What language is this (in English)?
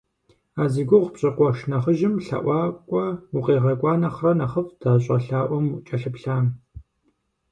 Kabardian